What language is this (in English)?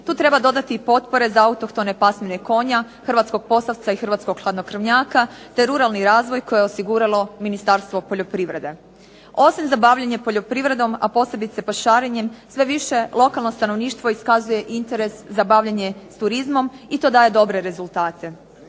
Croatian